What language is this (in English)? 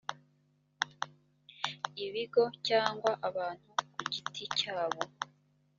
Kinyarwanda